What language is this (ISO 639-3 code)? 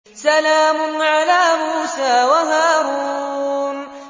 ara